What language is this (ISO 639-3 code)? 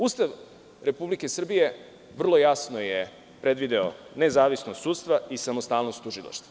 srp